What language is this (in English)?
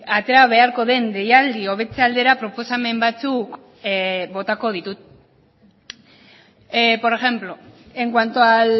Basque